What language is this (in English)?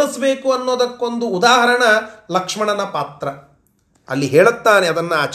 Kannada